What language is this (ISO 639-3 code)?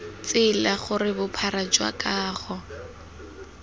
tsn